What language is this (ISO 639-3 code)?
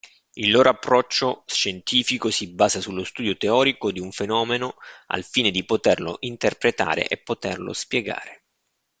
ita